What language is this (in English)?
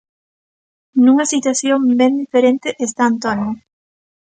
Galician